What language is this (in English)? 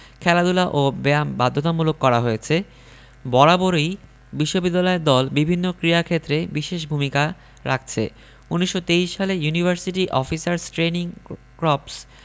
Bangla